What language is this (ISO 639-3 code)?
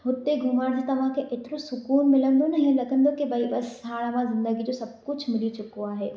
snd